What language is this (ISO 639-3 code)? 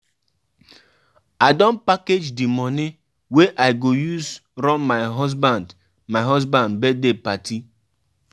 pcm